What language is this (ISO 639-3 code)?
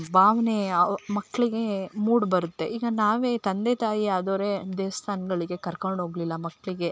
kan